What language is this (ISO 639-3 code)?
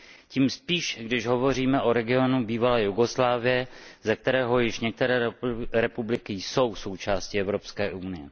ces